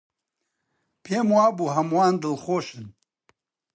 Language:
Central Kurdish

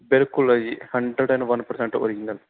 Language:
Punjabi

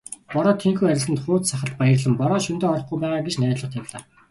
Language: Mongolian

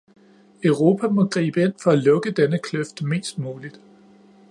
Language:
Danish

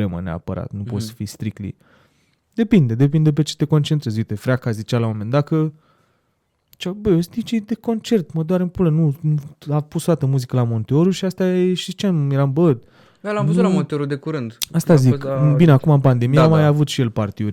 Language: Romanian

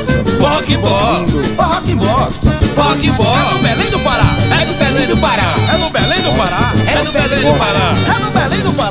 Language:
Portuguese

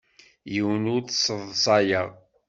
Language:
Kabyle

